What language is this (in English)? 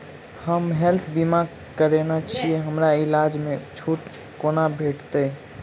Maithili